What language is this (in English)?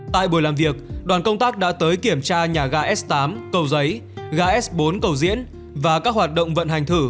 Vietnamese